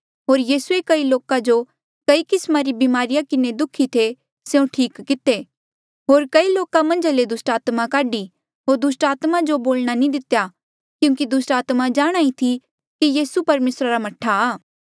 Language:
Mandeali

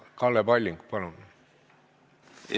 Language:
Estonian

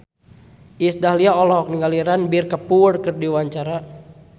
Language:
Sundanese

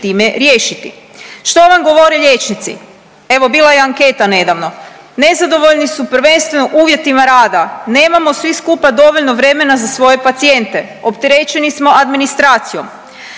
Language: Croatian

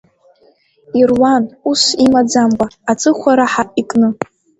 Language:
Abkhazian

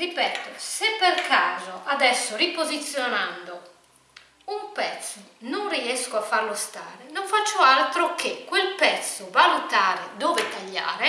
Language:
Italian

